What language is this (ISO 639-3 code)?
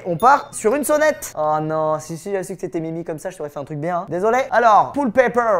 fra